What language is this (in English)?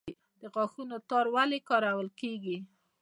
Pashto